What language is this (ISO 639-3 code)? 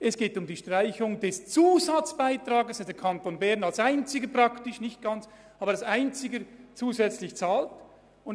gsw